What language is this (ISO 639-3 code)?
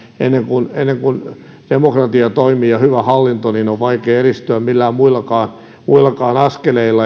fin